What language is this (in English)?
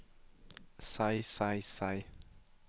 Norwegian